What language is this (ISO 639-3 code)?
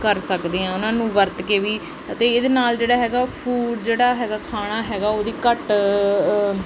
pan